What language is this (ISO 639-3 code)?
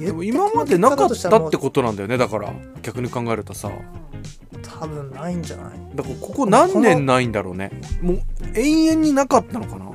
jpn